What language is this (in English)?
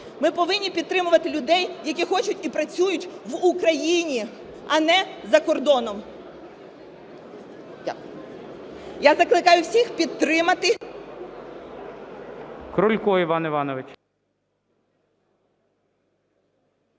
Ukrainian